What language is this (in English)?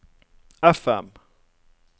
Norwegian